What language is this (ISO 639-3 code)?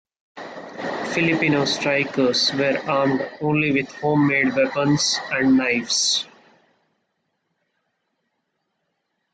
eng